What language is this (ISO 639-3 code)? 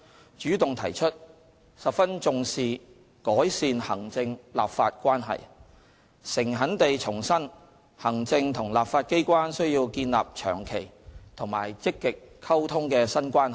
yue